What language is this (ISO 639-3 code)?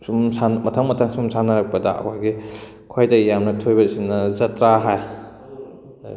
mni